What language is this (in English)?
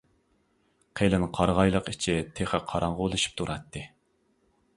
Uyghur